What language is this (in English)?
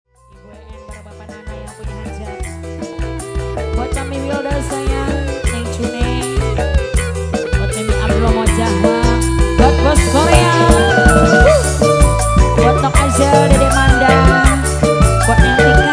Indonesian